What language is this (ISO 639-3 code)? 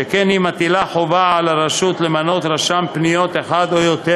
heb